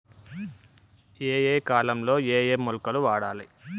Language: Telugu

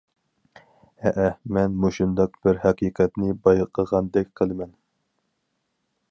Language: Uyghur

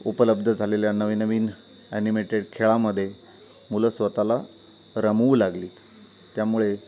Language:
Marathi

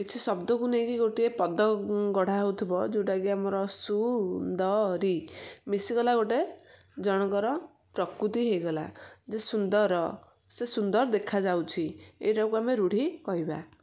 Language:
Odia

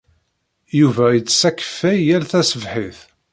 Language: Kabyle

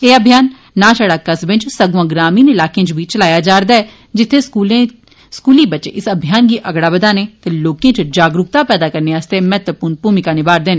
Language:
Dogri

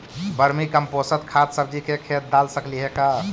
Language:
Magahi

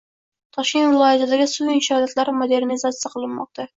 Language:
Uzbek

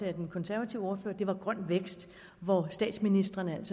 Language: Danish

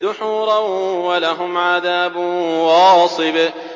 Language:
Arabic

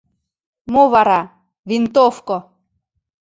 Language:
Mari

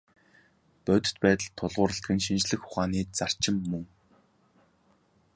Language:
Mongolian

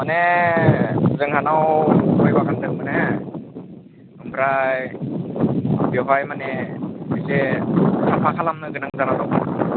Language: Bodo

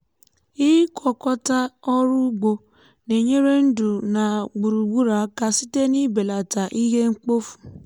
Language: Igbo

